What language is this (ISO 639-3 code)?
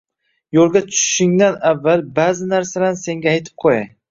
uzb